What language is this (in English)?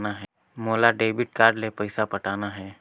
Chhattisgarhi